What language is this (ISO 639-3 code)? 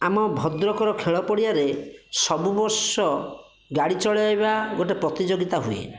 ori